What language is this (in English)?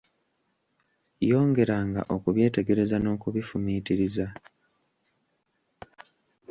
Ganda